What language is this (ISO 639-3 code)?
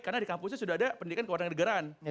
ind